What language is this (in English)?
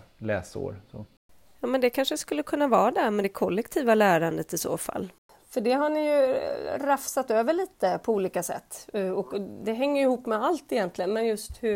Swedish